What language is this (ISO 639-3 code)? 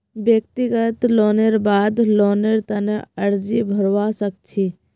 mag